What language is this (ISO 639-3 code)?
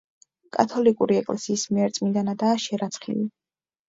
kat